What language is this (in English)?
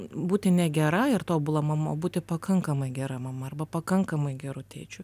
Lithuanian